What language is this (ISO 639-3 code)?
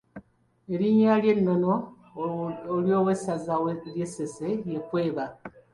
lug